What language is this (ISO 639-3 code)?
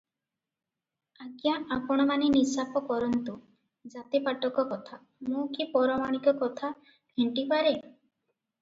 ori